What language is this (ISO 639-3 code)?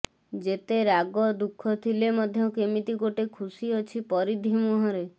ori